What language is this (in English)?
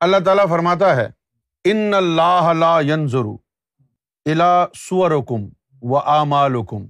Urdu